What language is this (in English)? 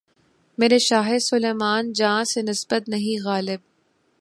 Urdu